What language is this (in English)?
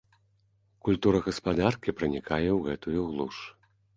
Belarusian